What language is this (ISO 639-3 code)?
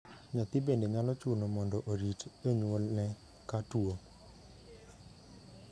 luo